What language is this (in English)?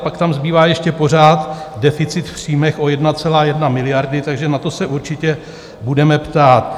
Czech